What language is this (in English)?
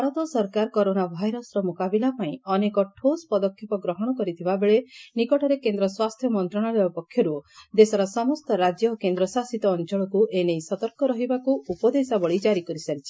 Odia